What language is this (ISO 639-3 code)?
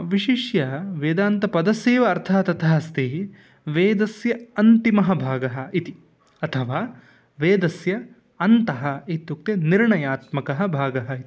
san